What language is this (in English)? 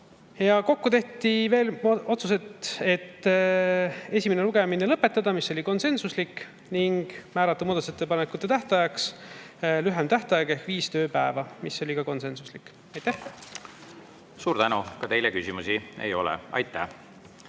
Estonian